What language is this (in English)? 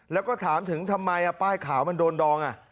Thai